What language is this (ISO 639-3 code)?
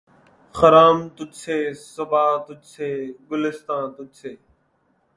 urd